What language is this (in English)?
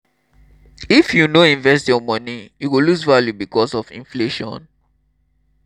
Nigerian Pidgin